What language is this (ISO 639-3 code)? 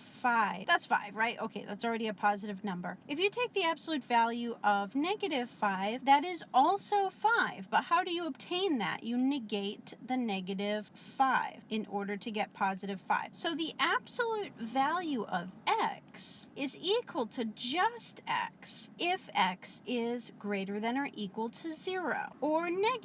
eng